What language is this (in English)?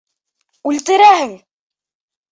Bashkir